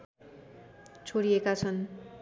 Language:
Nepali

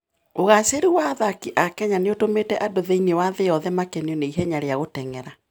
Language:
Kikuyu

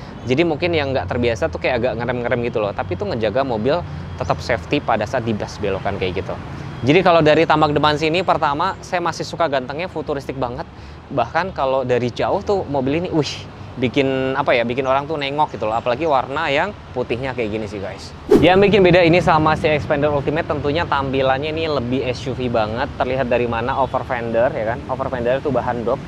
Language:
Indonesian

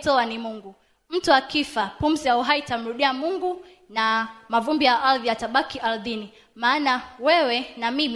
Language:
Swahili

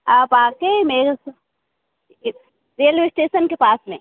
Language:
Hindi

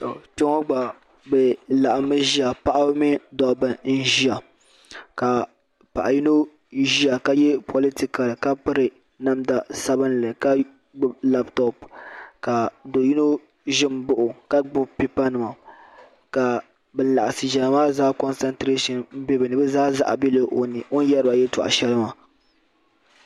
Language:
Dagbani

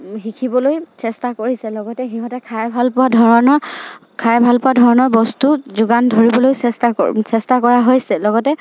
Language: Assamese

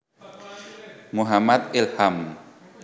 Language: Javanese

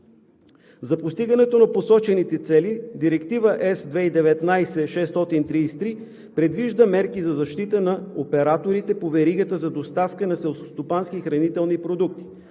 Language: Bulgarian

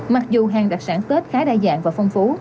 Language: Vietnamese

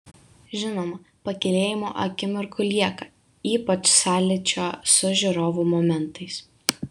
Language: Lithuanian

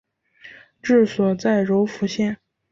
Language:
Chinese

